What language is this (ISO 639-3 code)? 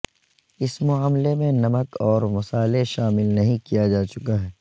urd